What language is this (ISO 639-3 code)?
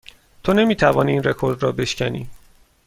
fas